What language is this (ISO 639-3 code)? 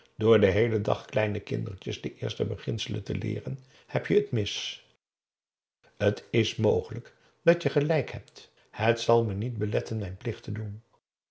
nld